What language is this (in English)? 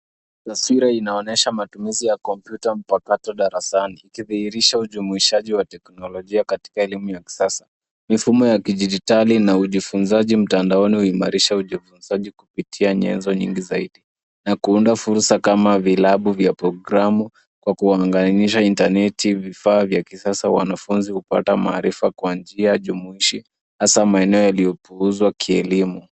Swahili